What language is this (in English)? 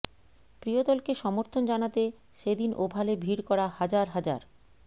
Bangla